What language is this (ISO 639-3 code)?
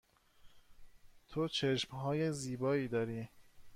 fas